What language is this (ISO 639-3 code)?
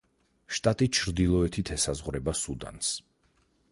kat